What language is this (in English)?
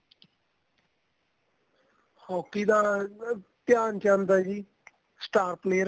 Punjabi